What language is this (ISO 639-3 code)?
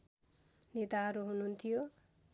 nep